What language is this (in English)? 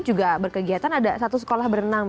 Indonesian